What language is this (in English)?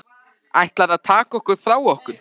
Icelandic